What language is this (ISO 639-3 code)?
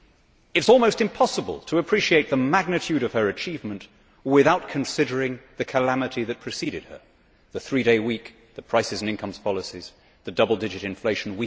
eng